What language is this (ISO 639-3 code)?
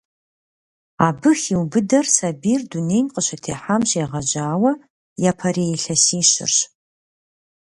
kbd